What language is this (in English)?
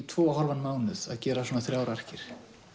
Icelandic